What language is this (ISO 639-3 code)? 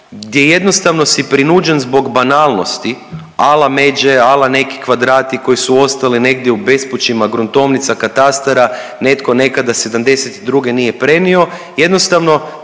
hrv